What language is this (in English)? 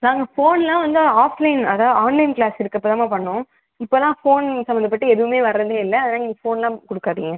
Tamil